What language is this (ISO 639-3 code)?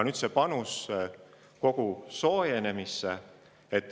est